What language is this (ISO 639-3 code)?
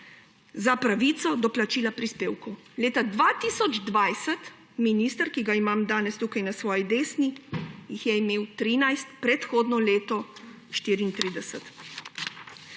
slv